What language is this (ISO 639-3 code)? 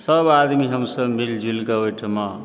mai